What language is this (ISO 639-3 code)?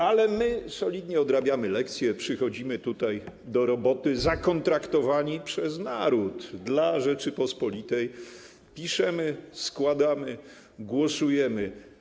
pol